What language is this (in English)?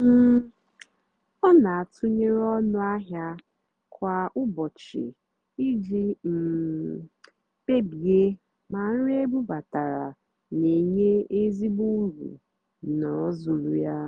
Igbo